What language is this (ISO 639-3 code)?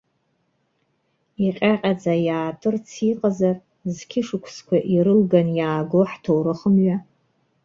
abk